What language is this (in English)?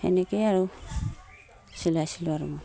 Assamese